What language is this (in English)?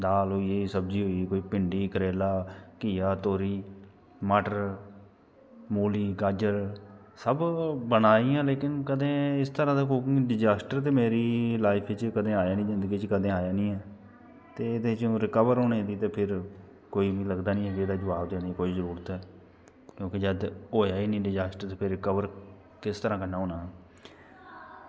Dogri